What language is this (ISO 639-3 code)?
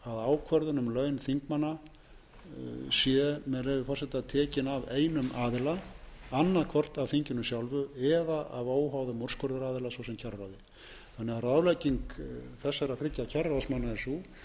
isl